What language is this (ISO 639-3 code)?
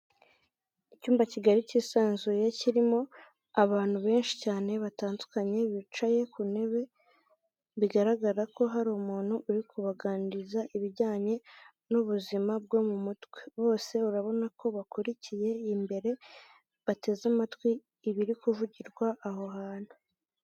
kin